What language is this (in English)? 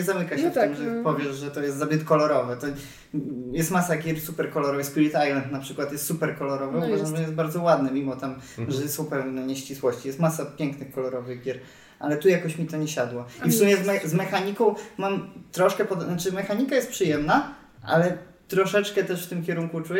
Polish